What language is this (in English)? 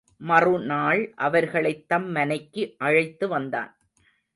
Tamil